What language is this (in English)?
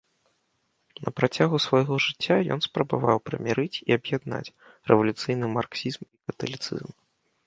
Belarusian